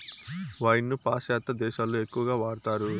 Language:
Telugu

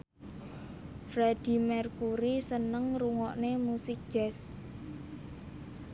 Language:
Javanese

